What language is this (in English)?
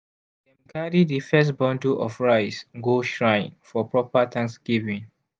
Nigerian Pidgin